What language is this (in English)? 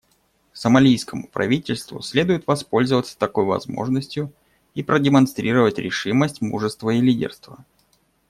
Russian